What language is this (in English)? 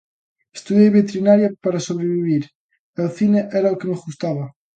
Galician